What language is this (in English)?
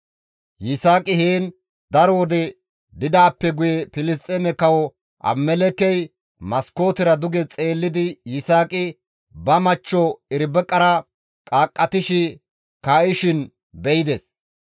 Gamo